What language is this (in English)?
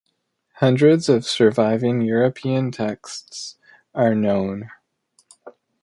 English